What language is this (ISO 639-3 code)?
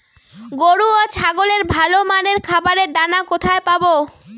ben